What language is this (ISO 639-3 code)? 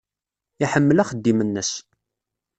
kab